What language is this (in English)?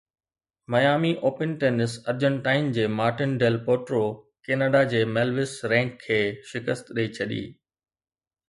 Sindhi